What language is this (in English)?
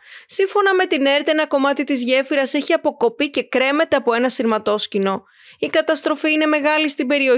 Greek